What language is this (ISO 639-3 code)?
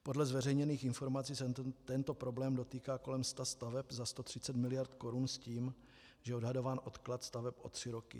ces